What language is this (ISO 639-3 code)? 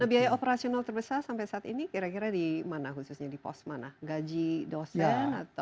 ind